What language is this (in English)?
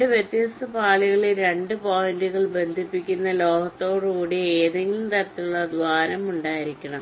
Malayalam